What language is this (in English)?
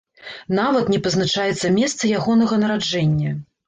Belarusian